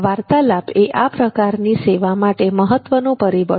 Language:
Gujarati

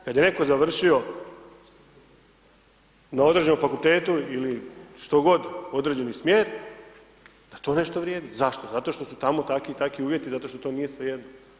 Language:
Croatian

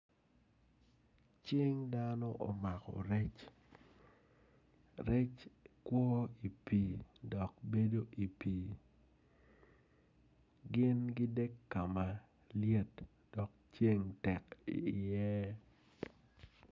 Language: Acoli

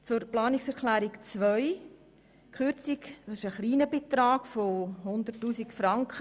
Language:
Swiss German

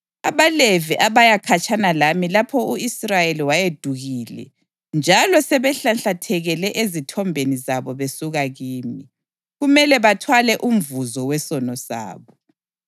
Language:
North Ndebele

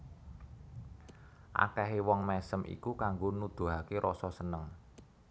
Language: Javanese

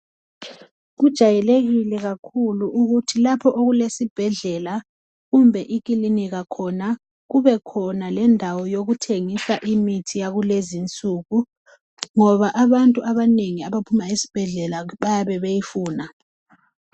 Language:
North Ndebele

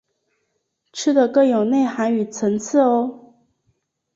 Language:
Chinese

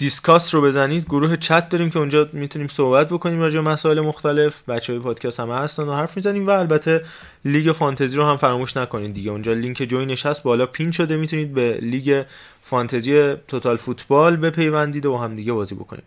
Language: Persian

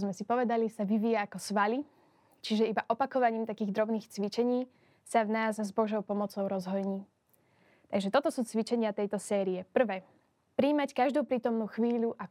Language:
Slovak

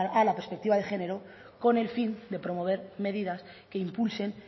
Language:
Spanish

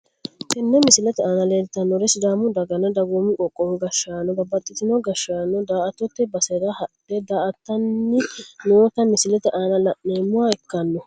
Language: Sidamo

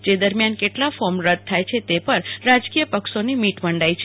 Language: Gujarati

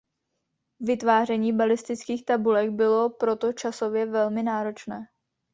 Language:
Czech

